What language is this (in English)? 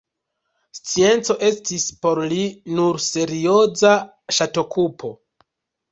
Esperanto